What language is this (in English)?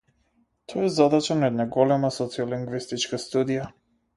Macedonian